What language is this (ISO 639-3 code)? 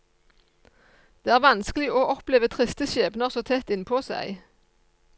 nor